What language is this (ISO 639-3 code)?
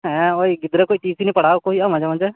sat